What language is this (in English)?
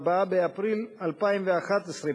Hebrew